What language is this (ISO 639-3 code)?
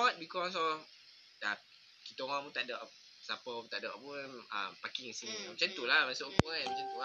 msa